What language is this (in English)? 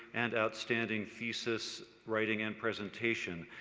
English